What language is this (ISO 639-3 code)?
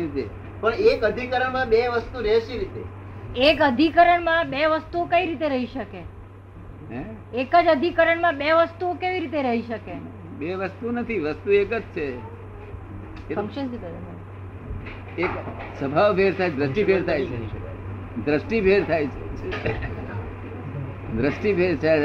guj